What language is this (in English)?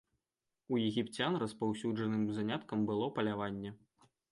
Belarusian